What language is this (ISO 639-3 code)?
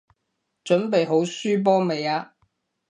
yue